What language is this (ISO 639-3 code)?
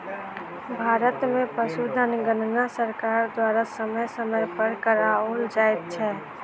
mai